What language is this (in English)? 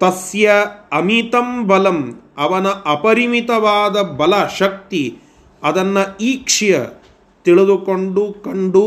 Kannada